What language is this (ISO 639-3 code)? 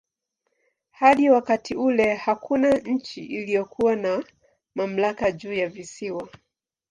swa